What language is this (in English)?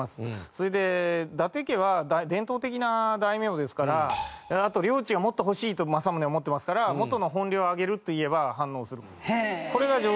Japanese